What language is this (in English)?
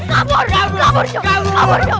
Indonesian